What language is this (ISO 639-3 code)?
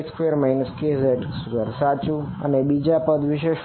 guj